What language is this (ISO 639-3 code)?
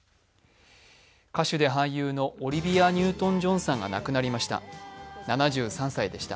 jpn